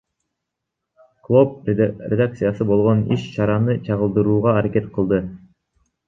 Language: Kyrgyz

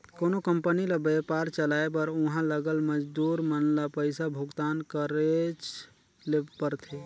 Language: Chhattisgarhi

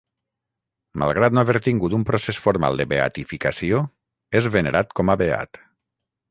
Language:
Catalan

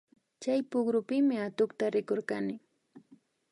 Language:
Imbabura Highland Quichua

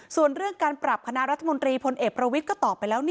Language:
Thai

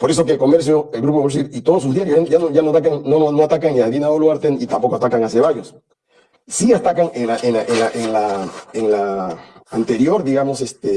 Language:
Spanish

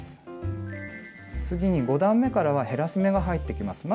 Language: Japanese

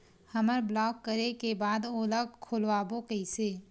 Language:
Chhattisgarhi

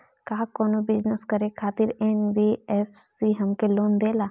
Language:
Bhojpuri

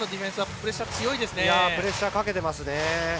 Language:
Japanese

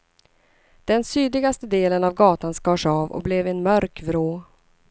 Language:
Swedish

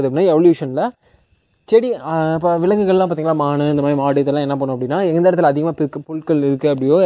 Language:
Tamil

